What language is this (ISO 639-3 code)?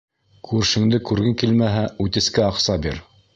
bak